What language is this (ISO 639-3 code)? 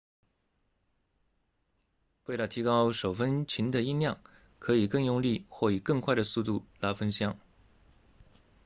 zho